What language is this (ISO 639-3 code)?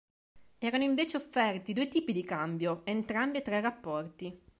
ita